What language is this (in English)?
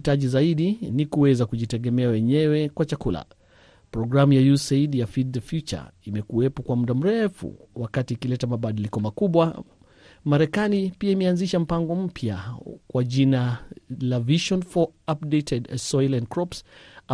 Swahili